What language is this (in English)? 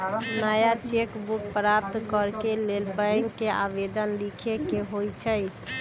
Magahi